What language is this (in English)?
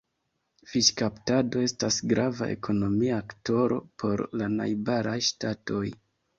Esperanto